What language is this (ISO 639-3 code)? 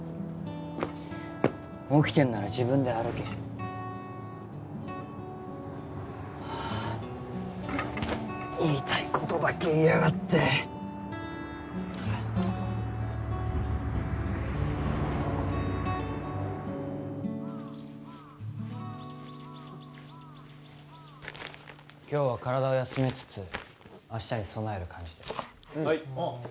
jpn